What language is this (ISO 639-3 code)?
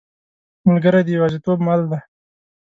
pus